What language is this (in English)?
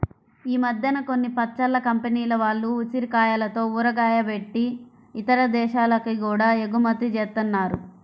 Telugu